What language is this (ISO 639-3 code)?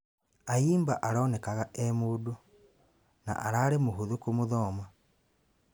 kik